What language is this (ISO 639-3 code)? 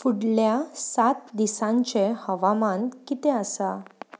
kok